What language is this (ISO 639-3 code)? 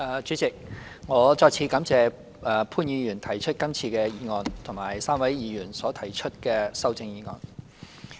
yue